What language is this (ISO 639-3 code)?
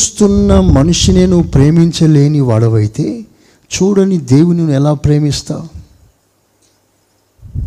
tel